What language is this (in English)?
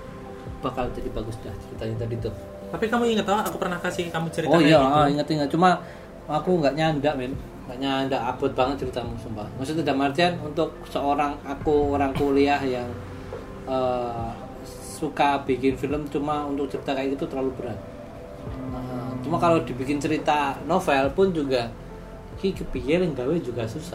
Indonesian